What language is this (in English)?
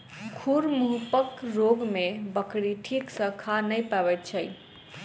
Maithili